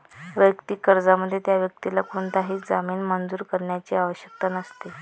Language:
Marathi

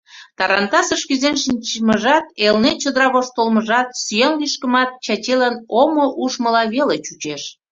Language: Mari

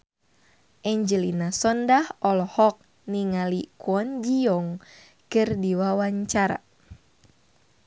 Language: Sundanese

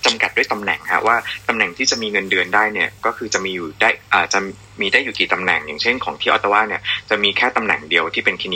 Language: Thai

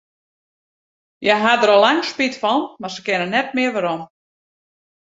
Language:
Western Frisian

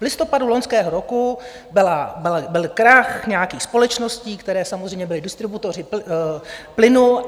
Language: Czech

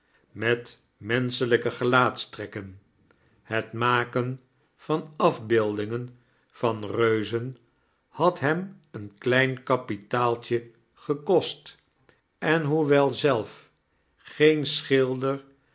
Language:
Dutch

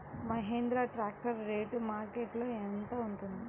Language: Telugu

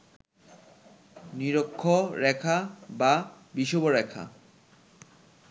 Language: Bangla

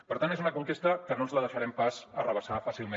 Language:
Catalan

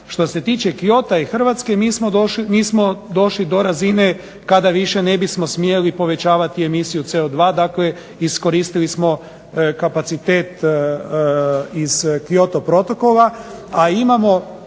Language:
Croatian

